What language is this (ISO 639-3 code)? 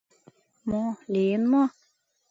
chm